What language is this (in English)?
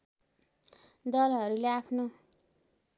Nepali